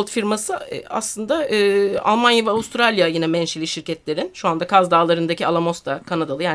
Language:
Turkish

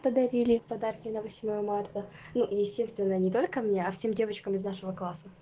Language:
Russian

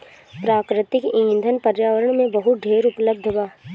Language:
Bhojpuri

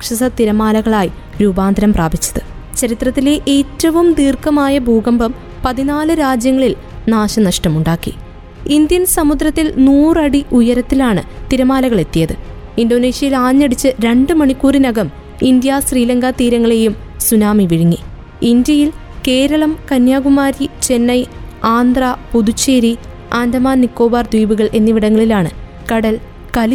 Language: Malayalam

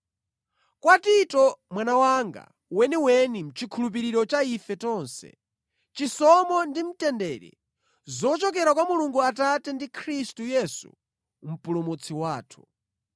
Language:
Nyanja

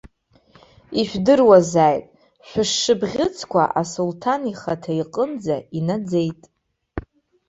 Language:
Abkhazian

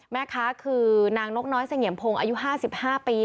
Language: Thai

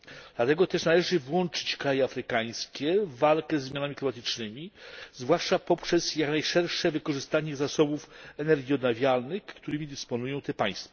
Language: Polish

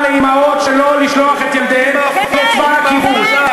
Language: Hebrew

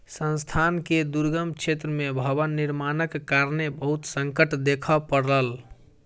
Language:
Maithili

